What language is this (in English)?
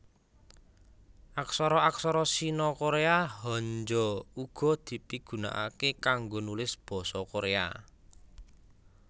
Javanese